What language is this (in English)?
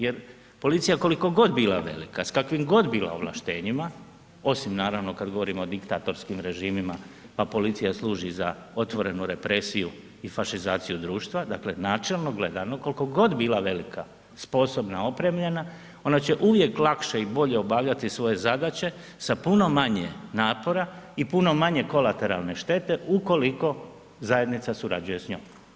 Croatian